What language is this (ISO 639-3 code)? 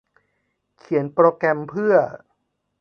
tha